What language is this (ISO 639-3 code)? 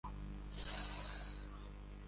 swa